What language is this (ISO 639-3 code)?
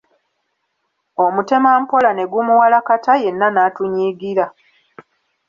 lug